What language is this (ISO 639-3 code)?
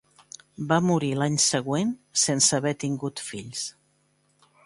cat